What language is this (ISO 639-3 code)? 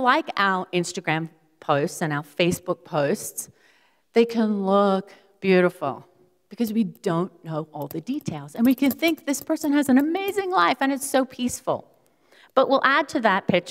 eng